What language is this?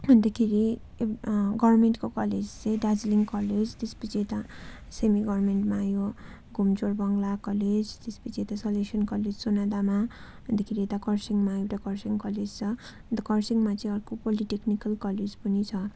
Nepali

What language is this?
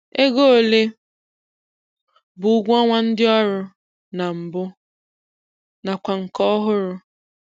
Igbo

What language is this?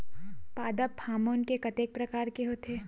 Chhattisgarhi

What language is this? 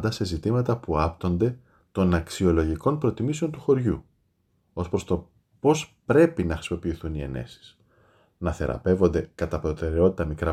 Greek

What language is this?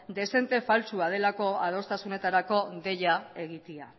Basque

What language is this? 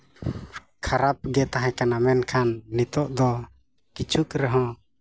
Santali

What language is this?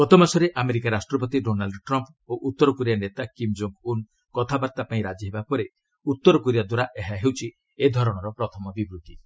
Odia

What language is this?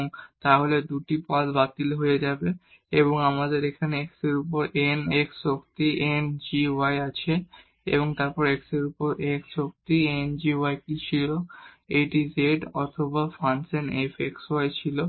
Bangla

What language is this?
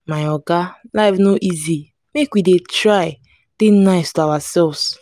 Nigerian Pidgin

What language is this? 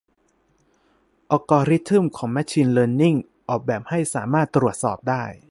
Thai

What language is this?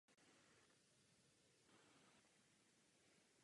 Czech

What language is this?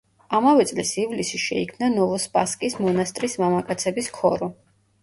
Georgian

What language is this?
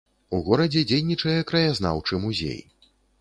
Belarusian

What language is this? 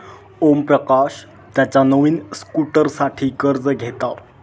Marathi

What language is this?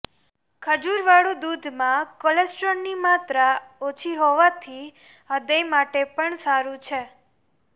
Gujarati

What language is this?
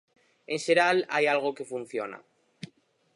Galician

